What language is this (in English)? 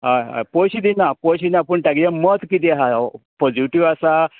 Konkani